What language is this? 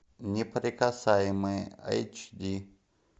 Russian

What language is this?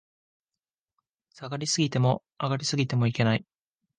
Japanese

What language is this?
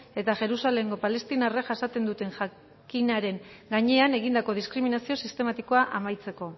Basque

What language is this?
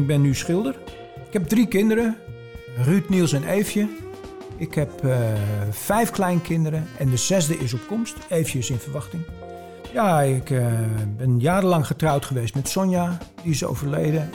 Dutch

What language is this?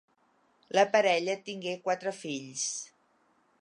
Catalan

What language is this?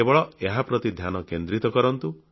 Odia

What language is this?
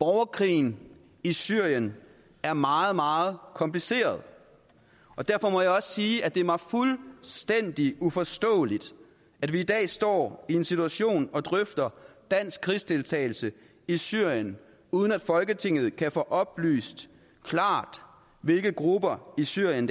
Danish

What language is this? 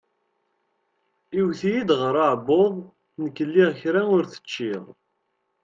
Kabyle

